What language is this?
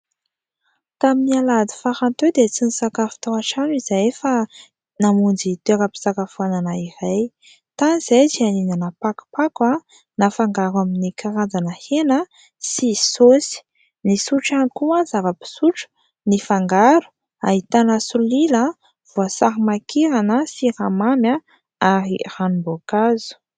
Malagasy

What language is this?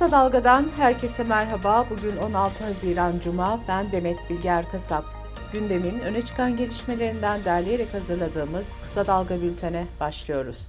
Turkish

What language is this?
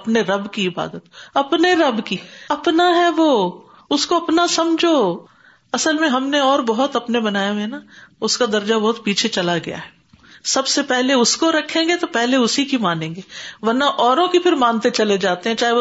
Urdu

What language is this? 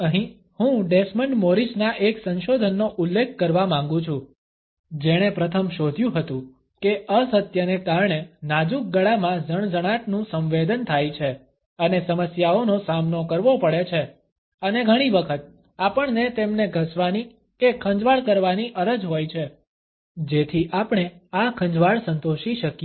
Gujarati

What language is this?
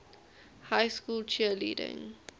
English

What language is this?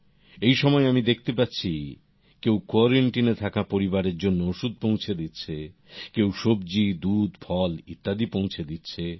Bangla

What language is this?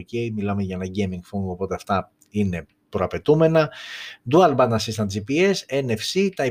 Greek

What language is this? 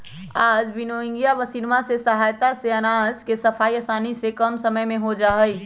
Magahi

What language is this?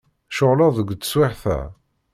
Kabyle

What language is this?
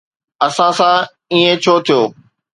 Sindhi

